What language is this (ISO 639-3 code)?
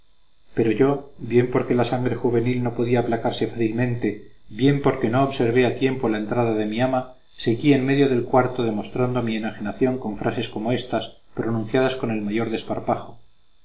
spa